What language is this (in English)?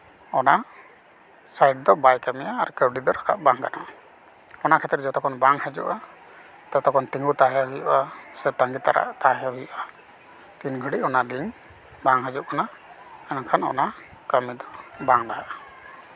Santali